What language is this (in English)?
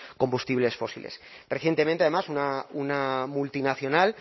Spanish